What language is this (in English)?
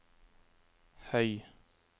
Norwegian